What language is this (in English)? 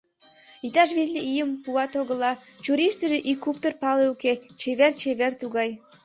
Mari